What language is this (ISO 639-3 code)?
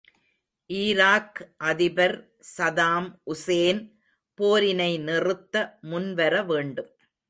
tam